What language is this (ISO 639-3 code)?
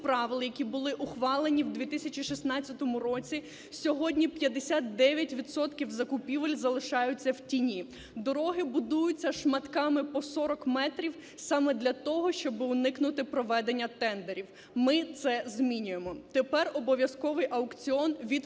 ukr